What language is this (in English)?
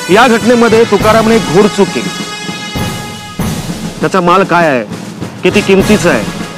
Hindi